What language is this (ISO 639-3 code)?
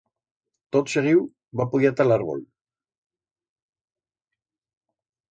arg